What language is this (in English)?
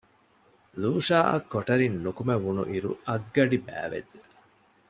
Divehi